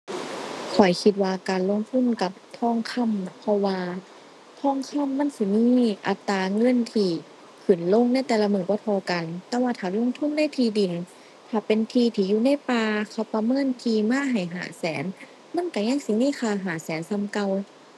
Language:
Thai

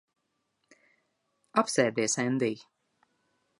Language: Latvian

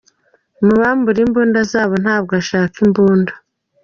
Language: Kinyarwanda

